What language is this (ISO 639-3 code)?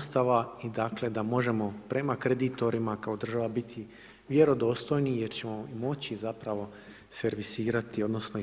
hrv